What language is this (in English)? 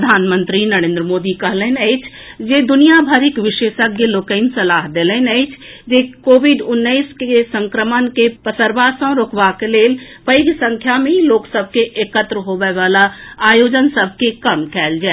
Maithili